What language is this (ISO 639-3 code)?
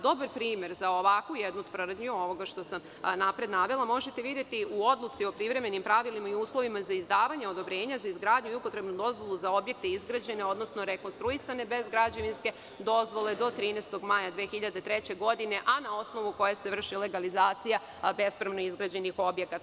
srp